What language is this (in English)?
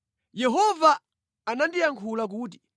Nyanja